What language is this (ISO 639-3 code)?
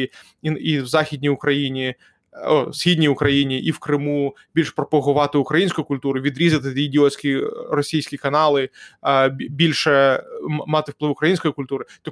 ukr